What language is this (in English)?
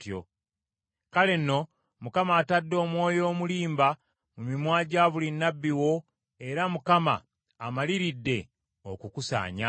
Ganda